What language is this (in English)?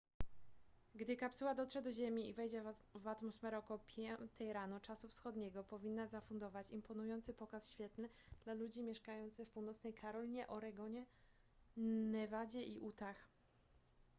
Polish